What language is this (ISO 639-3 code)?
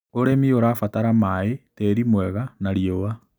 kik